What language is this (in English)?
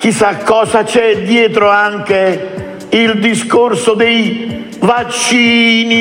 Italian